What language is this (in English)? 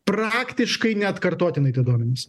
Lithuanian